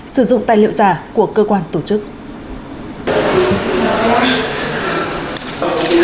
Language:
Vietnamese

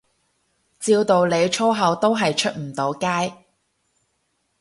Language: Cantonese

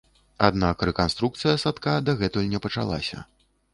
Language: Belarusian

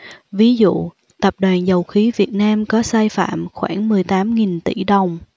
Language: Vietnamese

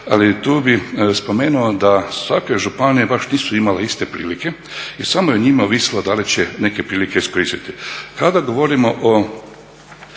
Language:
Croatian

